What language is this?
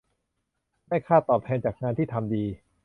Thai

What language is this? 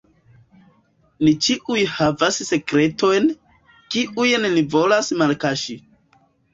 Esperanto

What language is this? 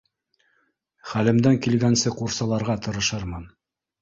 Bashkir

